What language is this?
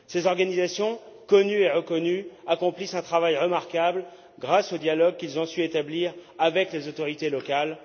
French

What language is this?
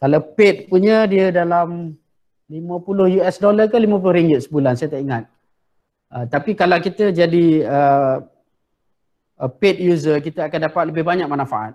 Malay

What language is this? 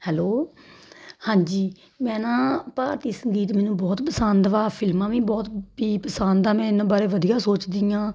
Punjabi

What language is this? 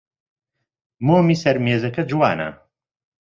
Central Kurdish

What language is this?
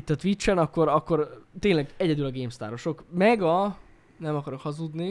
Hungarian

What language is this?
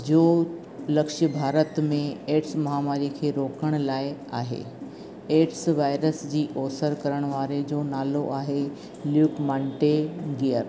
Sindhi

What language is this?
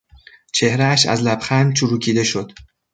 Persian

